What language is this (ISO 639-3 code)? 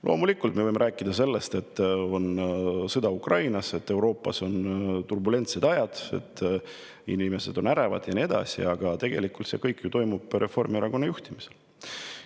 est